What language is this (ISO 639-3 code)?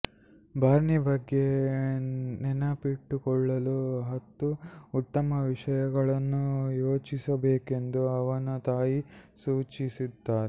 kan